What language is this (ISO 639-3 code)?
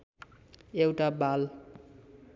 nep